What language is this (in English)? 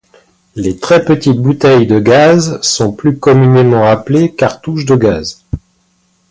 French